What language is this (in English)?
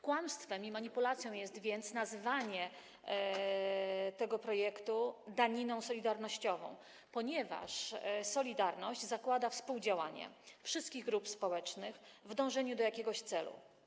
Polish